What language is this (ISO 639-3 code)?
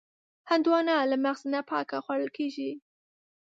pus